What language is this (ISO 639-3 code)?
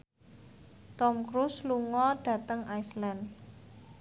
jav